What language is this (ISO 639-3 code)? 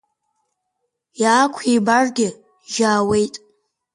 abk